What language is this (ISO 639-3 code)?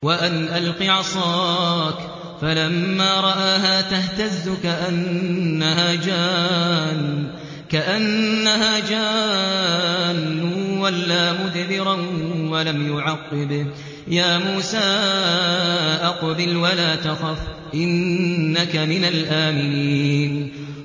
ara